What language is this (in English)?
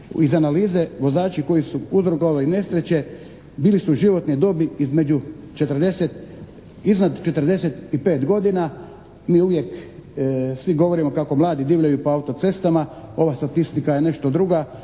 Croatian